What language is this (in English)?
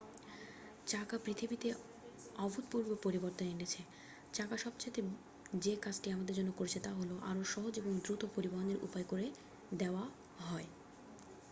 Bangla